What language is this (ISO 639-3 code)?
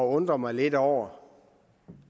dan